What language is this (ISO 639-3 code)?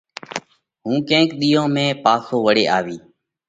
kvx